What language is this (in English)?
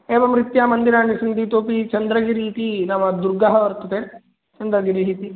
Sanskrit